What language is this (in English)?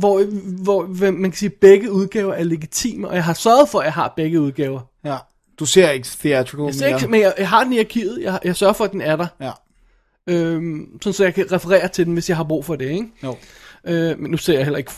Danish